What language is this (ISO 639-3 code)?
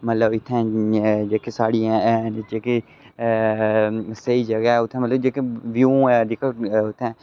doi